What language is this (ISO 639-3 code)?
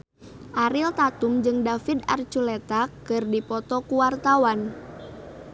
sun